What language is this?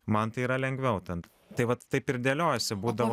Lithuanian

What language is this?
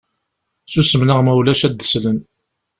Kabyle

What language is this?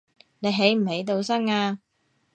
Cantonese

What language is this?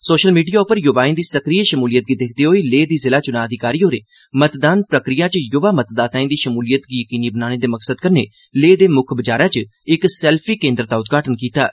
Dogri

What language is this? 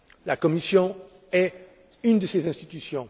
French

